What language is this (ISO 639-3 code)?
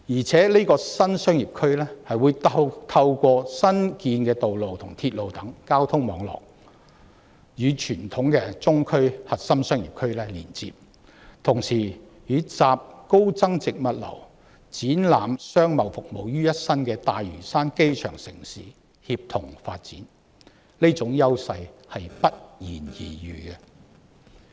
yue